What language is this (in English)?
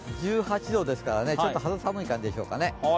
Japanese